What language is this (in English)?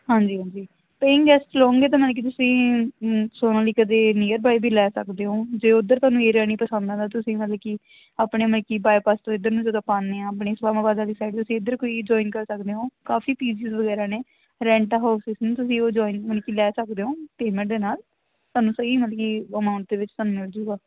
Punjabi